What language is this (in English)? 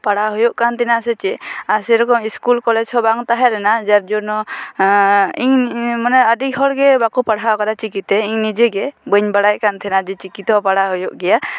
Santali